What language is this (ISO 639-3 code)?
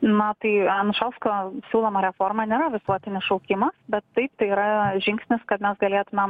lit